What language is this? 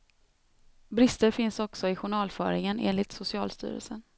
Swedish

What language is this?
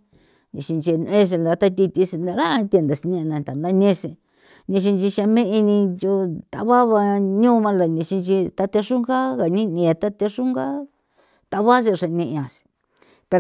San Felipe Otlaltepec Popoloca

